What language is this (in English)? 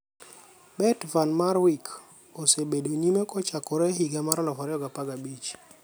Luo (Kenya and Tanzania)